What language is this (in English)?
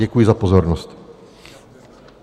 Czech